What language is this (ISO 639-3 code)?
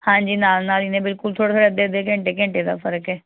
pan